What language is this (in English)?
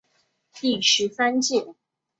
Chinese